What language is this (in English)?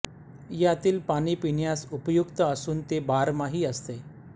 Marathi